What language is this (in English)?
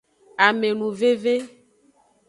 Aja (Benin)